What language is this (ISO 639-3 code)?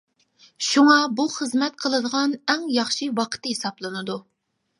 uig